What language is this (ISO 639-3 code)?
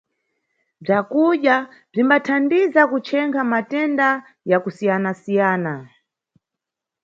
nyu